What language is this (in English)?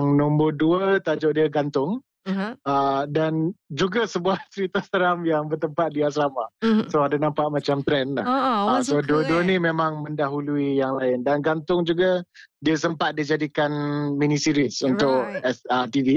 Malay